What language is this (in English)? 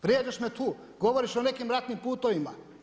Croatian